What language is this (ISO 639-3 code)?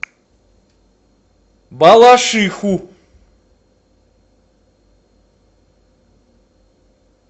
rus